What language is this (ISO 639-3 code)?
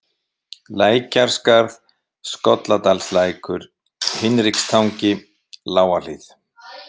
isl